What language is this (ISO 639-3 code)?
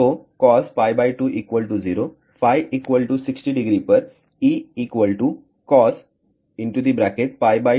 hin